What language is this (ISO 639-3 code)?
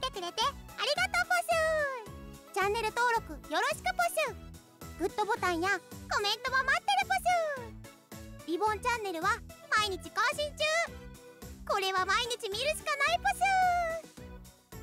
jpn